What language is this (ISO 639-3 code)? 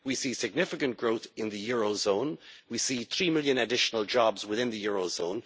eng